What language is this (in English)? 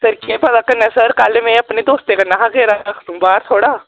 Dogri